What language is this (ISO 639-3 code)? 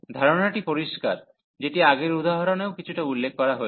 ben